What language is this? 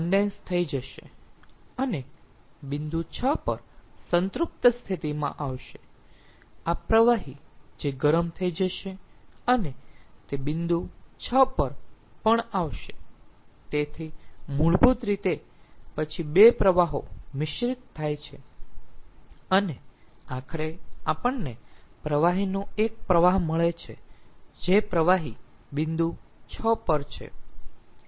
Gujarati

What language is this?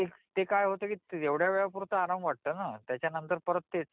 Marathi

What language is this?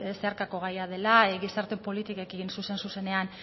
Basque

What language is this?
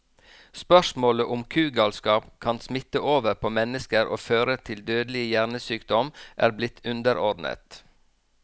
Norwegian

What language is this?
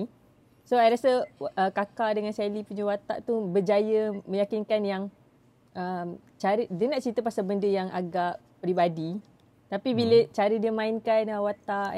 Malay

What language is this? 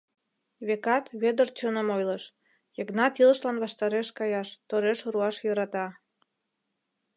Mari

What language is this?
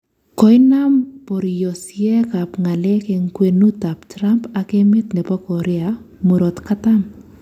Kalenjin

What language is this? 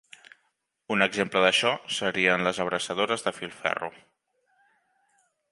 Catalan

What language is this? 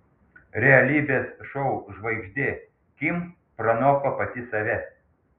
Lithuanian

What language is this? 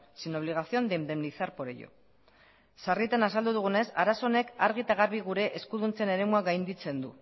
Basque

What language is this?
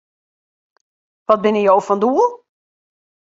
Western Frisian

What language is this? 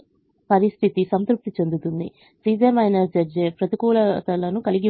Telugu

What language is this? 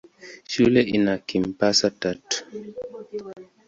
Swahili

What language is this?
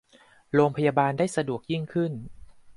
Thai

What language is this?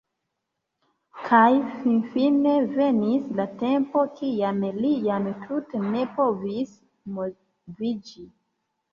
Esperanto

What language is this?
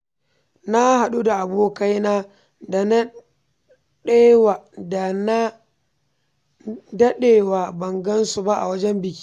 Hausa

